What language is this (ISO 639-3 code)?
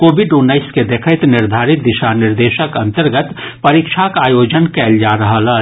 mai